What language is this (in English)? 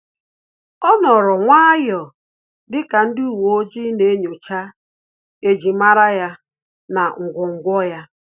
Igbo